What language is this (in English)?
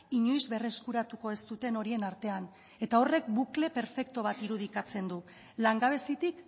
Basque